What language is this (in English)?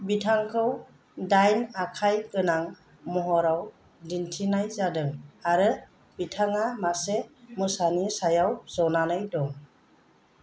Bodo